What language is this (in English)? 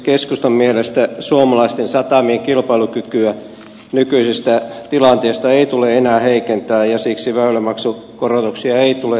Finnish